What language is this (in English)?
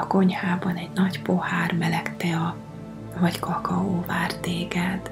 Hungarian